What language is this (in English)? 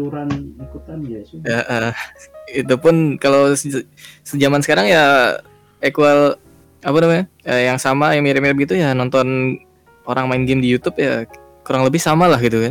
Indonesian